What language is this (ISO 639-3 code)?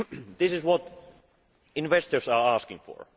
eng